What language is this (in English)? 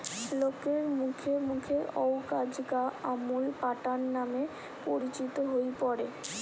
Bangla